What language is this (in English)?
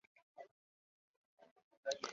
Chinese